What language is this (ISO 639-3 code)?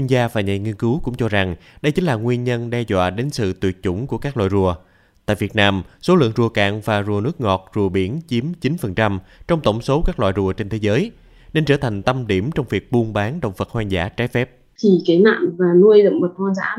vie